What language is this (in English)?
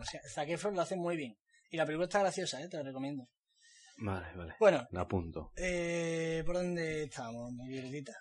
Spanish